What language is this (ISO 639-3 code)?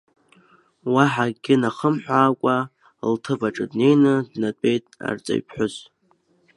abk